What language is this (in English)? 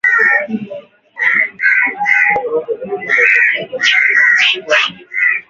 Swahili